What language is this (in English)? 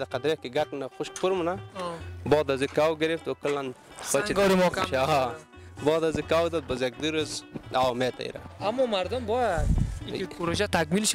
Arabic